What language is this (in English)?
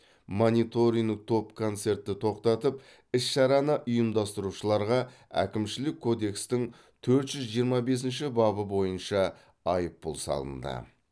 Kazakh